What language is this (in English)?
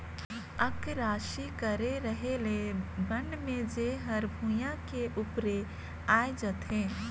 Chhattisgarhi